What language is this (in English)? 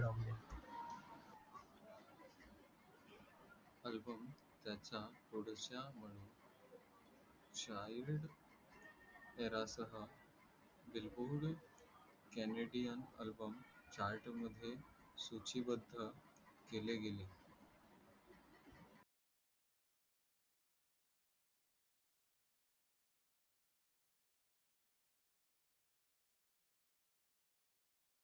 Marathi